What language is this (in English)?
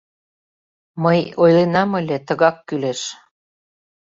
Mari